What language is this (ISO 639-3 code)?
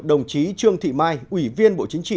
vie